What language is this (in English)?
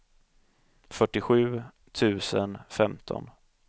Swedish